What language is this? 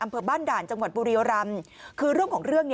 Thai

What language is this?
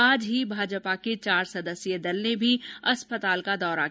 Hindi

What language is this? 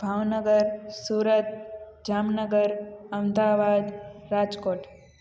Sindhi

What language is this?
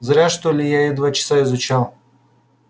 Russian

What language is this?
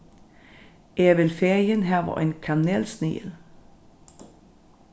Faroese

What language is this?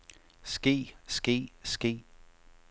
Danish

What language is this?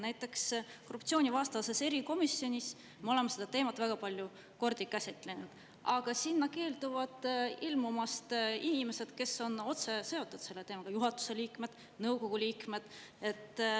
Estonian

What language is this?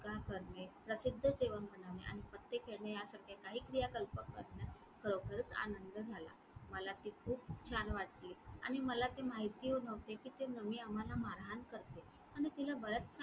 Marathi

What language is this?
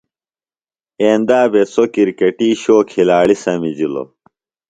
Phalura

